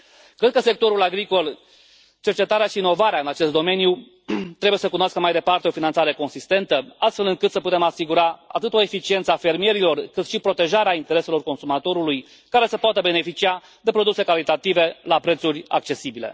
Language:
Romanian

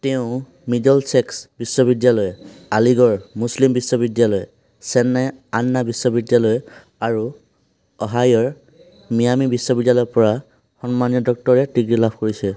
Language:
Assamese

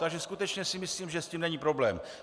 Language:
Czech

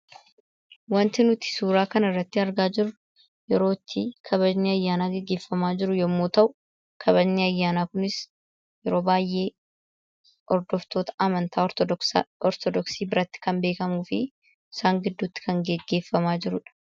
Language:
Oromo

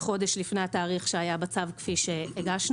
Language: Hebrew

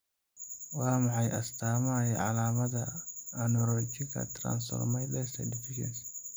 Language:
Somali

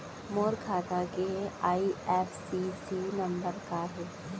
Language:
Chhattisgarhi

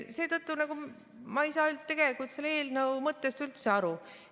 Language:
Estonian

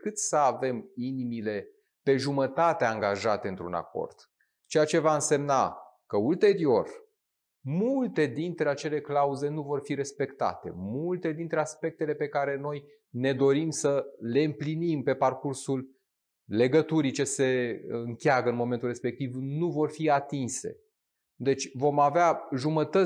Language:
Romanian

